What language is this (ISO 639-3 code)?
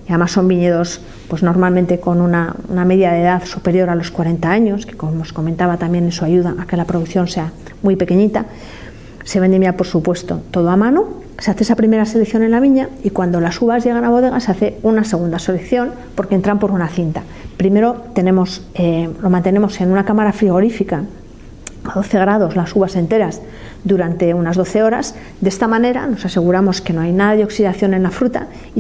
spa